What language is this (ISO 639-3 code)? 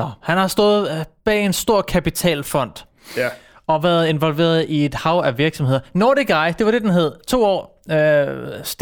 dan